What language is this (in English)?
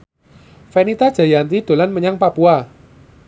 Javanese